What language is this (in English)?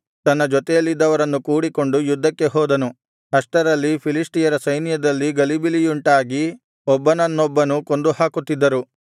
Kannada